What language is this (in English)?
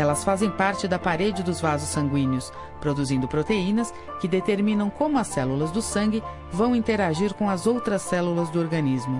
Portuguese